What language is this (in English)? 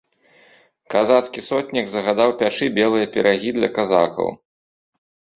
Belarusian